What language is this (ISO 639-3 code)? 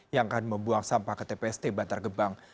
ind